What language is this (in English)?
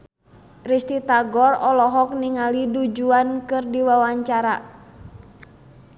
Sundanese